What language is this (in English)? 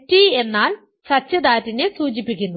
Malayalam